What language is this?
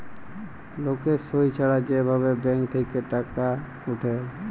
Bangla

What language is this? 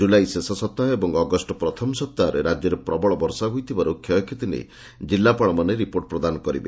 Odia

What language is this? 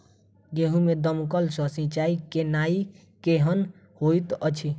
Maithili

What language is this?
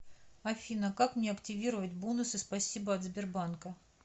Russian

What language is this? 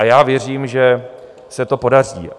Czech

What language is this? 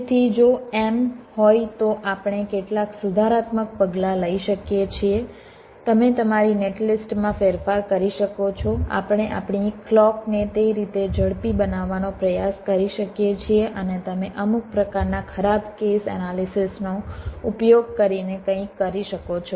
Gujarati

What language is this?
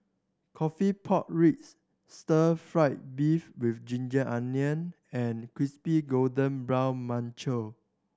English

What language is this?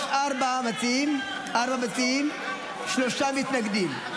Hebrew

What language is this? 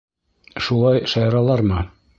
Bashkir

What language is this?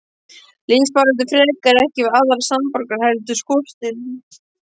Icelandic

